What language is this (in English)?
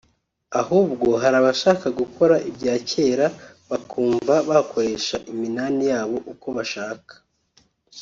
Kinyarwanda